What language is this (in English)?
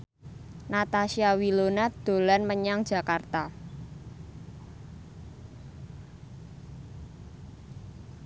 Javanese